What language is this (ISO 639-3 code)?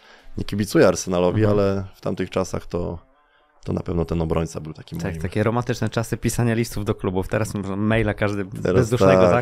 pol